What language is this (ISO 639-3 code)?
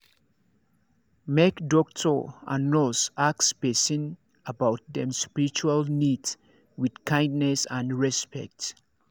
pcm